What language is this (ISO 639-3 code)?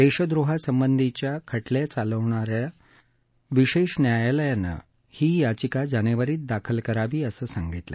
mar